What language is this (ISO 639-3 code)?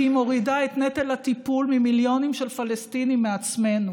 heb